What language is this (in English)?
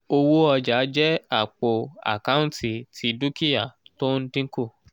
Yoruba